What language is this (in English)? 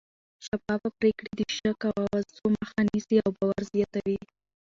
Pashto